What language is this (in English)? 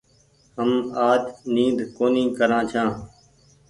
Goaria